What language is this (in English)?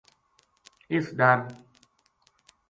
Gujari